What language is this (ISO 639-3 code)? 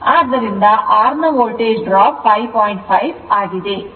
kan